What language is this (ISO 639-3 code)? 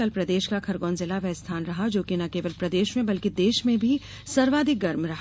hin